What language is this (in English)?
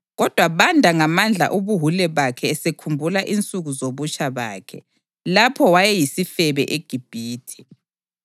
North Ndebele